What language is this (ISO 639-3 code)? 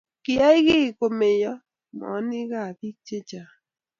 kln